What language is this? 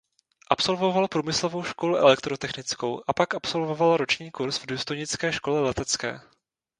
Czech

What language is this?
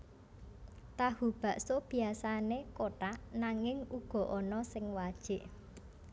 Javanese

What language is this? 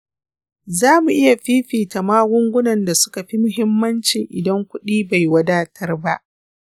Hausa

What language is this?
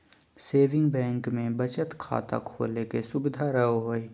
Magahi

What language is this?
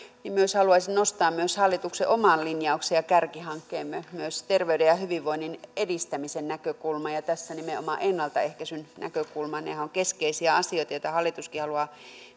Finnish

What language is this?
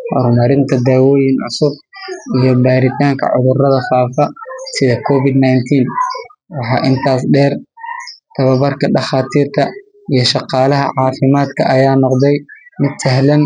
Somali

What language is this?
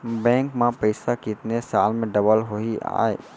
Chhattisgarhi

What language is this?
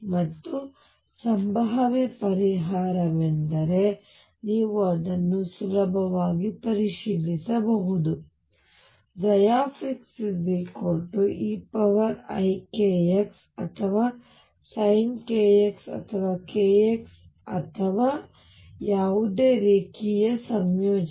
Kannada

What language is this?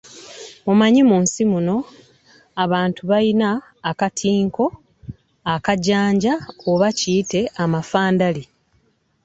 Ganda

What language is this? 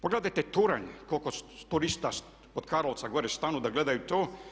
Croatian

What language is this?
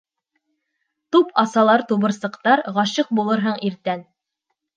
Bashkir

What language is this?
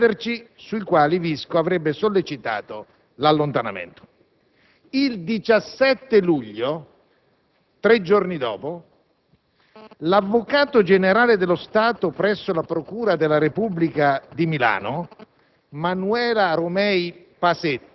Italian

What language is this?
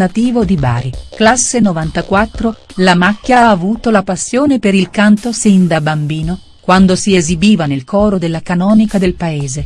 Italian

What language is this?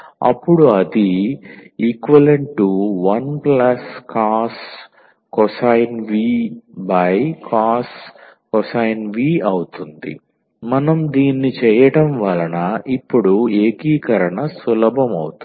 Telugu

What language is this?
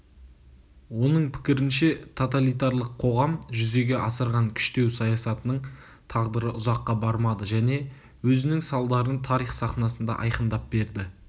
Kazakh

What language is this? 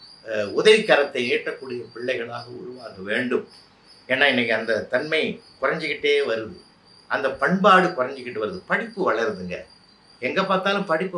Tamil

